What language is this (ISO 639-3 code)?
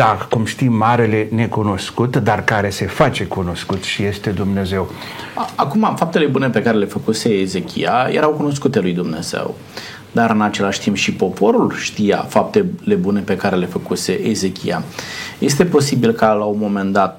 ron